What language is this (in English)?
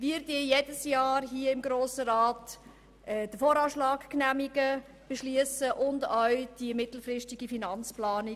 Swiss German